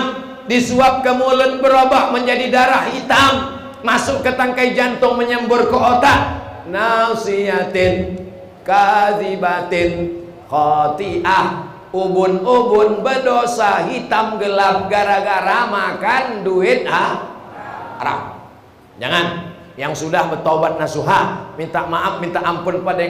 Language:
Indonesian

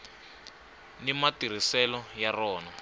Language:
Tsonga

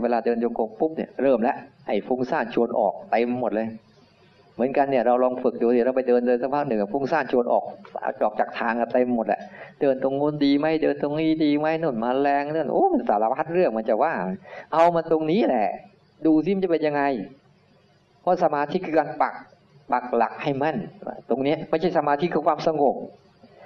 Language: Thai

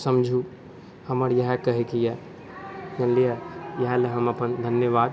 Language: Maithili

